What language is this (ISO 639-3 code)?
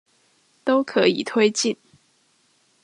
zho